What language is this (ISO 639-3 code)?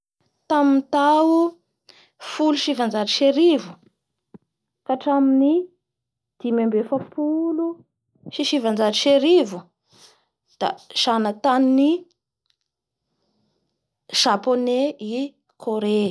bhr